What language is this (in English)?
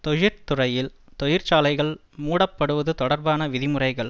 Tamil